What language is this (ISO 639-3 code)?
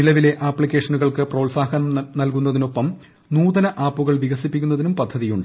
mal